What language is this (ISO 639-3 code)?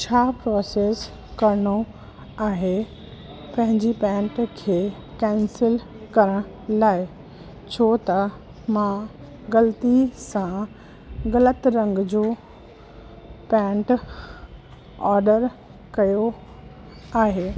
snd